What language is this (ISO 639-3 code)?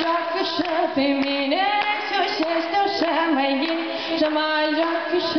ara